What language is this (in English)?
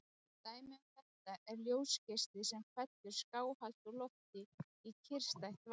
Icelandic